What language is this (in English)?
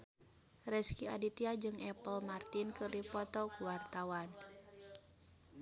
Sundanese